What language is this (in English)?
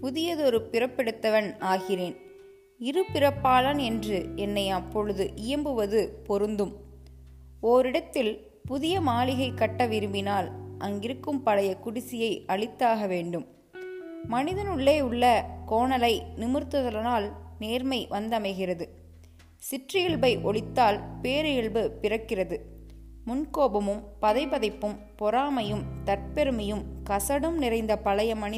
Tamil